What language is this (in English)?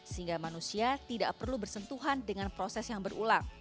Indonesian